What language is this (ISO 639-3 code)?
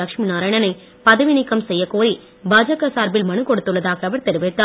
tam